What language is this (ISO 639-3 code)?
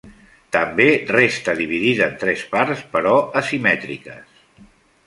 cat